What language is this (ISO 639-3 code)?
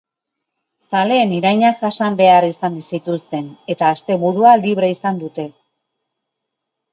eus